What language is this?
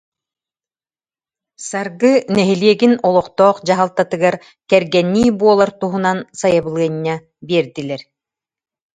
Yakut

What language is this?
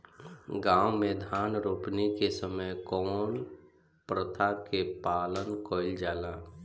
Bhojpuri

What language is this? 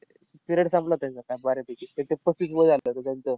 Marathi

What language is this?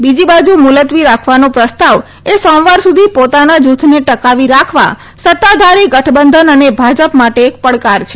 Gujarati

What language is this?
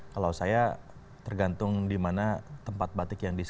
Indonesian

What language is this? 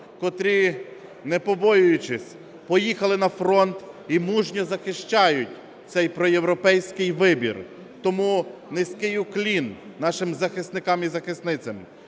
Ukrainian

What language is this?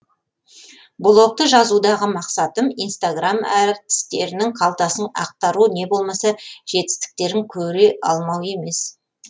Kazakh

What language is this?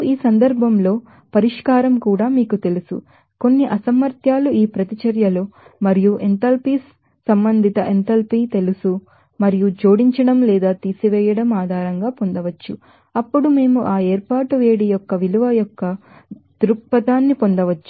Telugu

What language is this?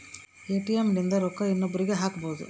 Kannada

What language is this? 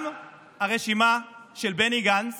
Hebrew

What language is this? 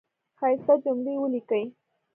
Pashto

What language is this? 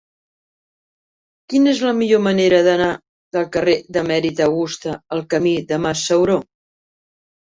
Catalan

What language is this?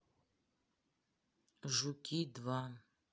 Russian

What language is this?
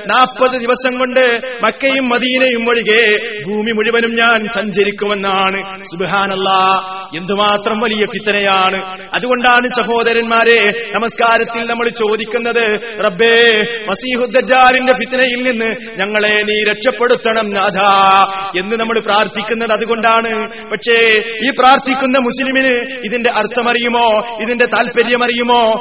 Malayalam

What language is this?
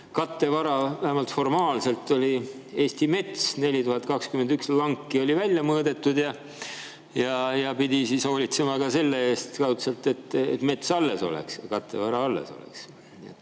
Estonian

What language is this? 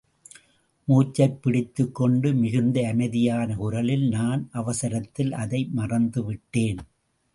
Tamil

